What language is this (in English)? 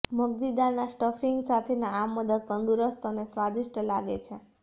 Gujarati